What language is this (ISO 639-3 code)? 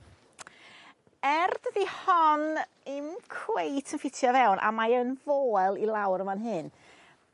cym